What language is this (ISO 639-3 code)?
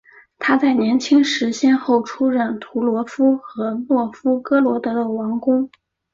zho